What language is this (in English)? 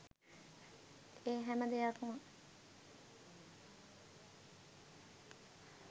Sinhala